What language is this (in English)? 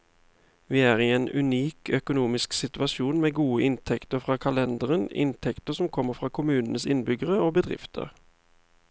Norwegian